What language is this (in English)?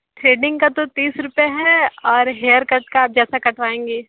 Hindi